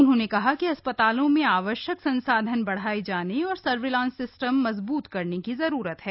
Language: Hindi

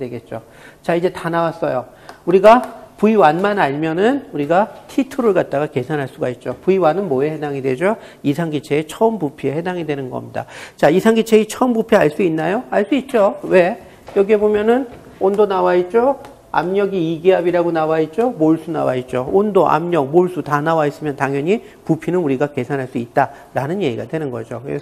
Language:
Korean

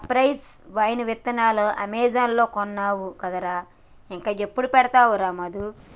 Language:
Telugu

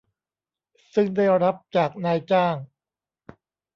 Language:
Thai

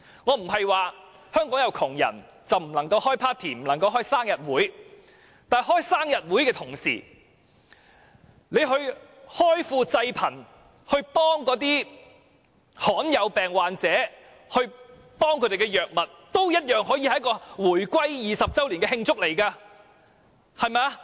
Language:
Cantonese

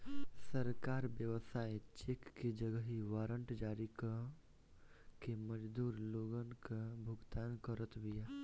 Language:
Bhojpuri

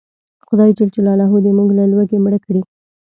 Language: Pashto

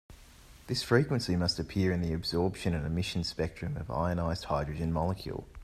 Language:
English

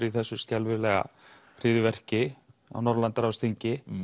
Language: Icelandic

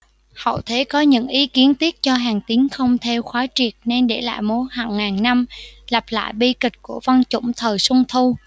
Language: Vietnamese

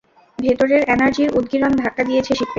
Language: Bangla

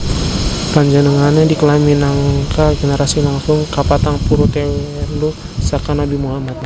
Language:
Javanese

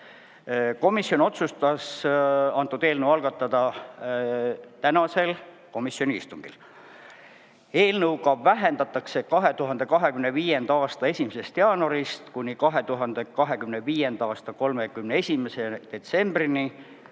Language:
Estonian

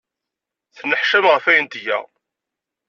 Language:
Kabyle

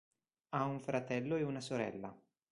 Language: Italian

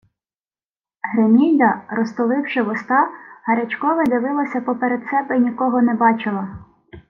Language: Ukrainian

